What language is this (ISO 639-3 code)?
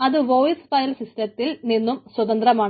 mal